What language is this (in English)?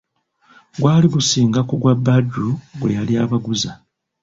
Ganda